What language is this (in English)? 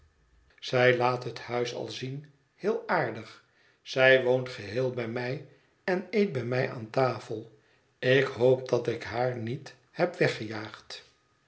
Dutch